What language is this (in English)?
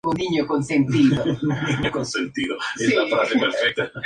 Spanish